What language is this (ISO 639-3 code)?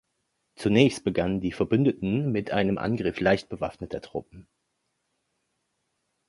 deu